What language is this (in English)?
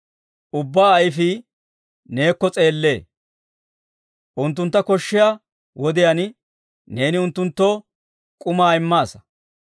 Dawro